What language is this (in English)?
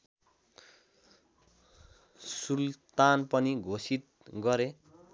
Nepali